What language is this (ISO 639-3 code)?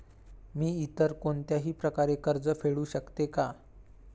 mar